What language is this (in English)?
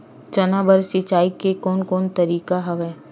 Chhattisgarhi